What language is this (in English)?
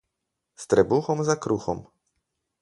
Slovenian